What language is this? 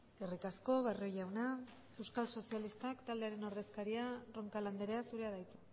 Basque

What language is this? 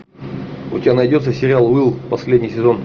Russian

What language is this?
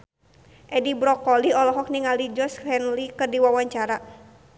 Sundanese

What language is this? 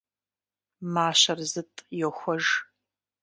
Kabardian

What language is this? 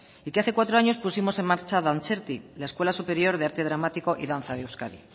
Spanish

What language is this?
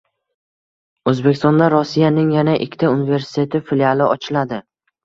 Uzbek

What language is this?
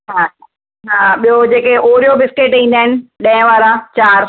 Sindhi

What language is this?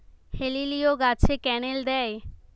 Bangla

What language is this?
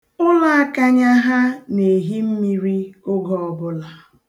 Igbo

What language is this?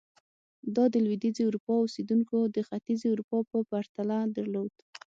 Pashto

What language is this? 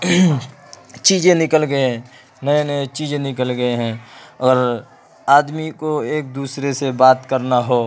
Urdu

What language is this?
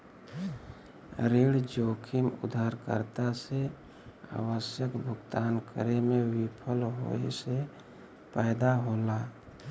Bhojpuri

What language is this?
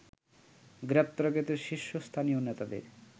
Bangla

